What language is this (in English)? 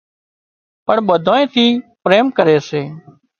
Wadiyara Koli